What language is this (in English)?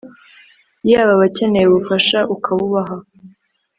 Kinyarwanda